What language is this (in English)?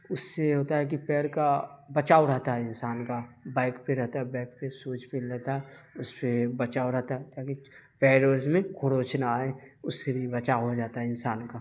Urdu